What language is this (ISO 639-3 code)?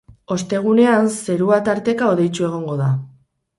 eus